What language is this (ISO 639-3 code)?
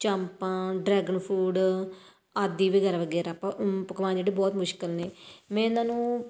pan